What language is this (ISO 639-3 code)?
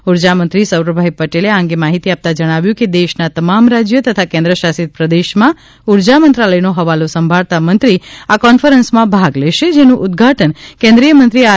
guj